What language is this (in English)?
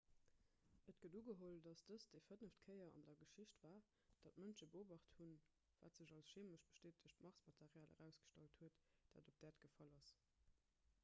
Luxembourgish